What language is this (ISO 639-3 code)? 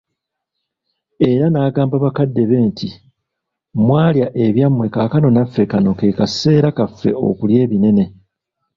lug